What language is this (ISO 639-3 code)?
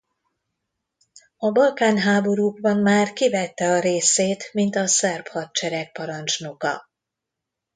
hun